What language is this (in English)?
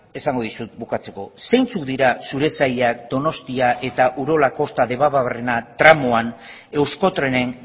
Basque